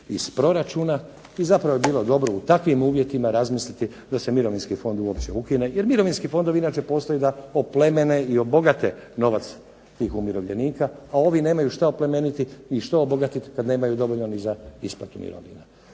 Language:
Croatian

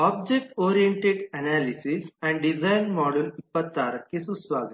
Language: Kannada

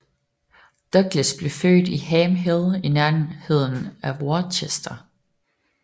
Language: Danish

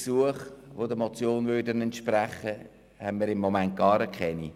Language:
Swiss German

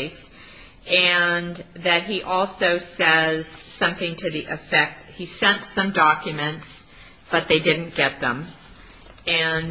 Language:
English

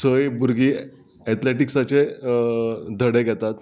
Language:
Konkani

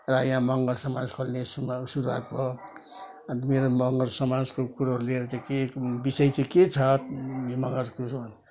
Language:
Nepali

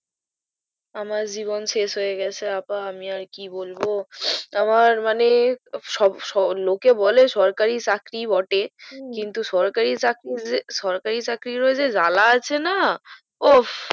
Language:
Bangla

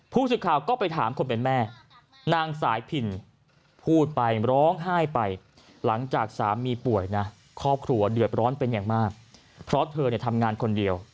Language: Thai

